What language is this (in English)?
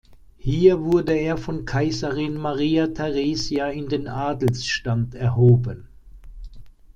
German